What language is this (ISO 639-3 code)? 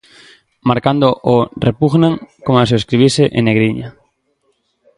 glg